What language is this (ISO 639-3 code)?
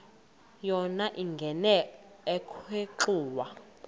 xho